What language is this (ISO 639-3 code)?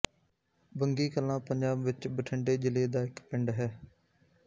pan